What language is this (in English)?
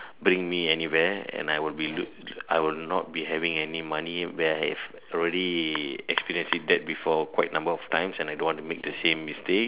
English